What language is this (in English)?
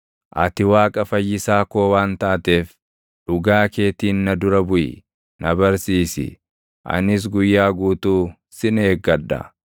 Oromo